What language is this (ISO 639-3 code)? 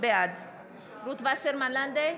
heb